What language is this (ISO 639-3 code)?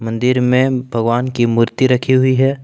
hin